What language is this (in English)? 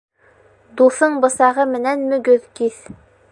Bashkir